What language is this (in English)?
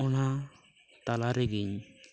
Santali